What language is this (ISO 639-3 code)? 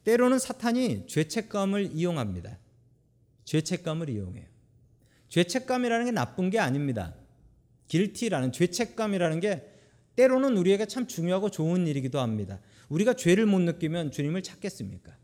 kor